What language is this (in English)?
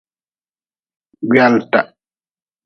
Nawdm